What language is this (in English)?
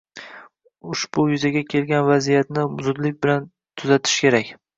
Uzbek